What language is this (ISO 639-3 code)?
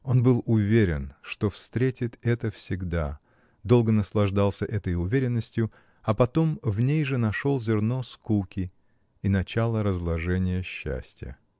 rus